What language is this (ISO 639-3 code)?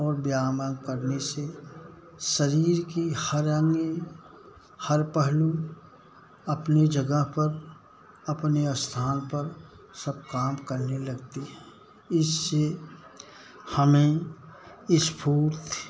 hin